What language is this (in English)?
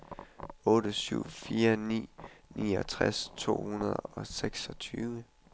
Danish